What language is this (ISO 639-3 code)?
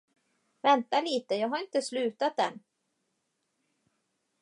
swe